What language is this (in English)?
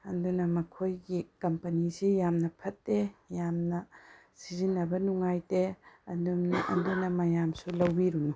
Manipuri